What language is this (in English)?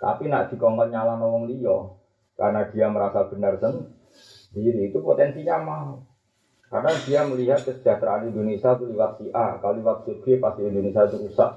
Malay